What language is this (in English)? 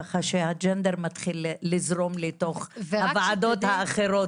Hebrew